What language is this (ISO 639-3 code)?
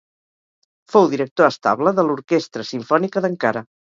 cat